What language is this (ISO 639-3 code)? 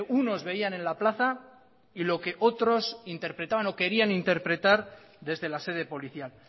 spa